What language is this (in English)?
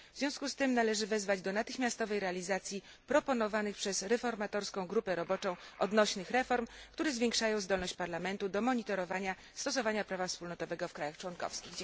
Polish